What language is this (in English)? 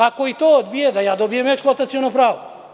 Serbian